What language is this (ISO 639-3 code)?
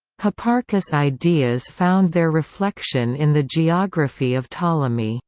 eng